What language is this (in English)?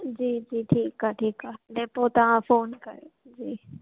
Sindhi